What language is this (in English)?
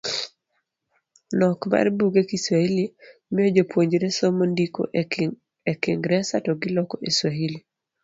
Luo (Kenya and Tanzania)